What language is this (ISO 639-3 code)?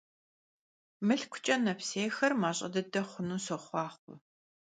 kbd